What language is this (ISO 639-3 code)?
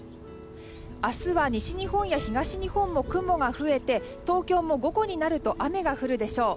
jpn